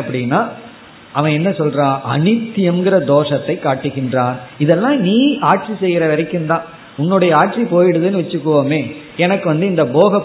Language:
Tamil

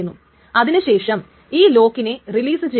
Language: Malayalam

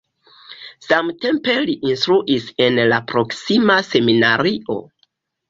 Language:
Esperanto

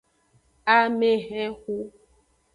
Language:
Aja (Benin)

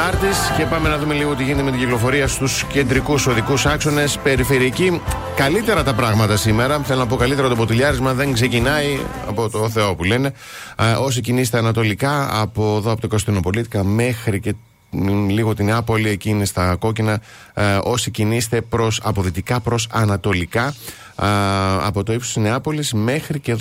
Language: Greek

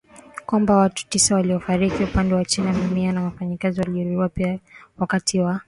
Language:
Swahili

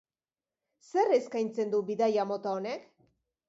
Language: Basque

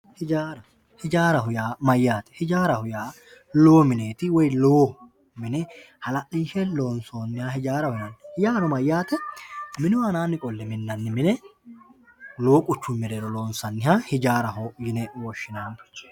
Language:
Sidamo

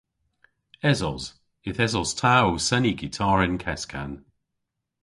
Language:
Cornish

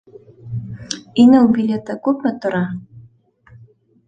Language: Bashkir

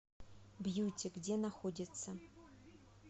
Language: Russian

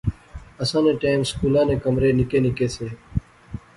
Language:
Pahari-Potwari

